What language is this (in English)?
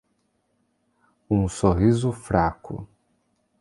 Portuguese